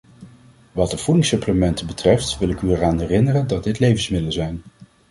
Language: Dutch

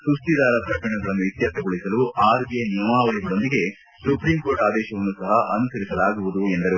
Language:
Kannada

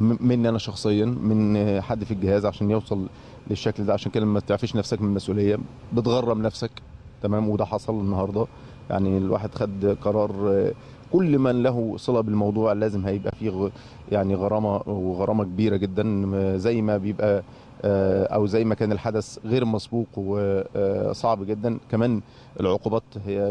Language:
Arabic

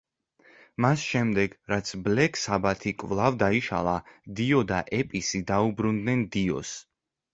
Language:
Georgian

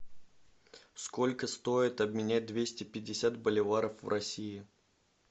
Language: Russian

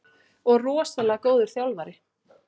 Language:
Icelandic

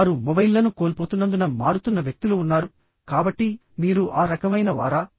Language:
Telugu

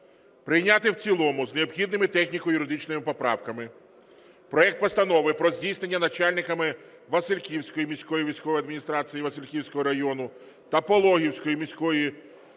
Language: Ukrainian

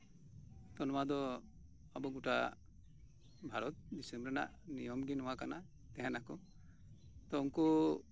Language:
Santali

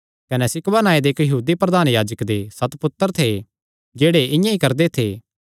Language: Kangri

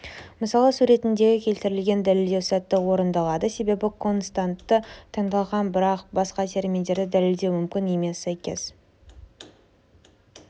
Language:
Kazakh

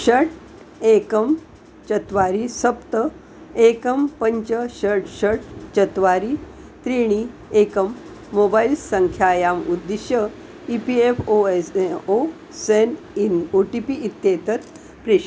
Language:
Sanskrit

